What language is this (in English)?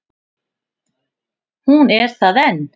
Icelandic